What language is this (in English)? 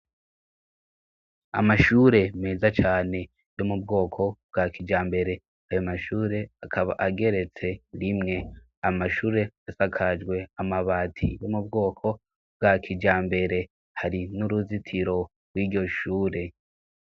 Rundi